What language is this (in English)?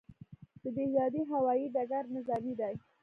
Pashto